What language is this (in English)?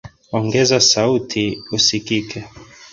Swahili